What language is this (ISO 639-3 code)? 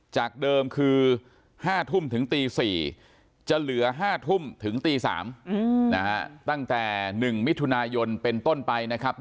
tha